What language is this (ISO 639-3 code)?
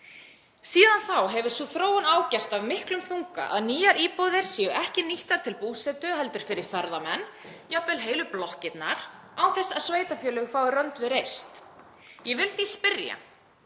isl